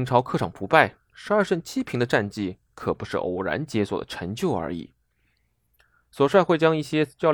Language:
Chinese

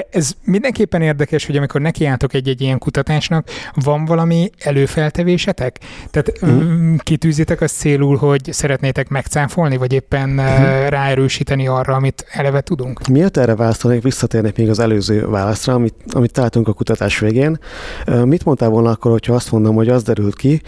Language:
Hungarian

